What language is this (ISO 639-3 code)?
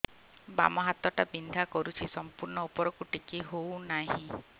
ori